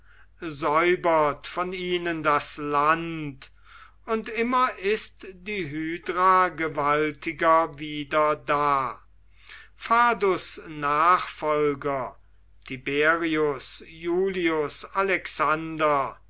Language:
German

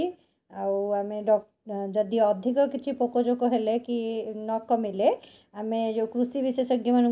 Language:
Odia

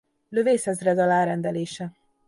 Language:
Hungarian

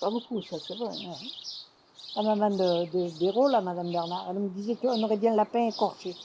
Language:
French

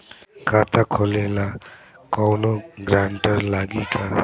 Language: Bhojpuri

